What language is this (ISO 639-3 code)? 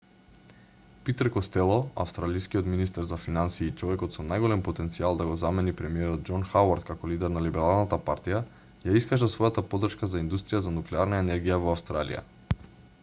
mkd